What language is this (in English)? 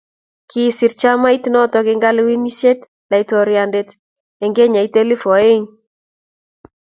Kalenjin